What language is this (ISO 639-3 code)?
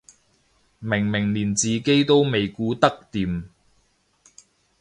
yue